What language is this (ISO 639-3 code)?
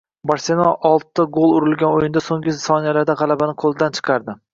uzb